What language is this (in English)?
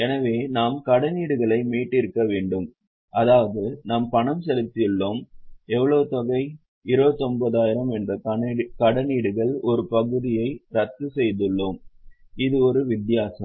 Tamil